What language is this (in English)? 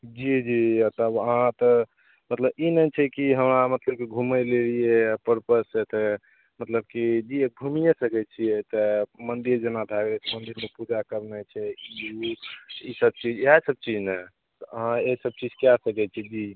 Maithili